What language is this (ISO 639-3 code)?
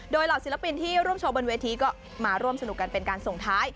tha